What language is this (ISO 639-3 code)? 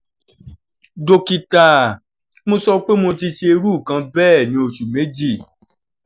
yor